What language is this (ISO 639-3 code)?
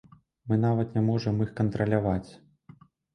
bel